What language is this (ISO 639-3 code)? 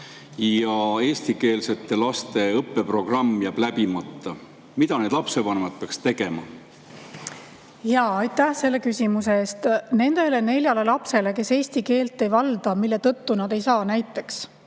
est